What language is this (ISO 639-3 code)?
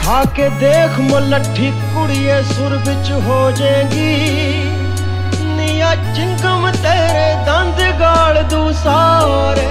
hin